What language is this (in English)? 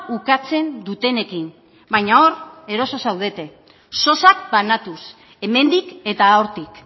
Basque